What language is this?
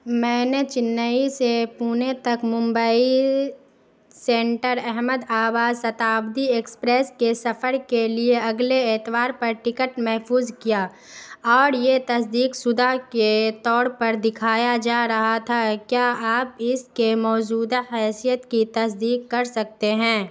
Urdu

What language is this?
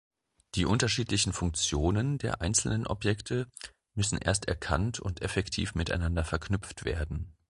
German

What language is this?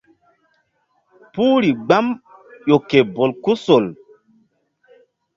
Mbum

